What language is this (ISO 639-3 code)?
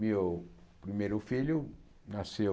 por